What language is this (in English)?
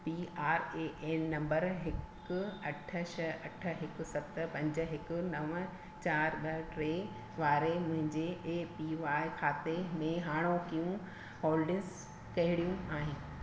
Sindhi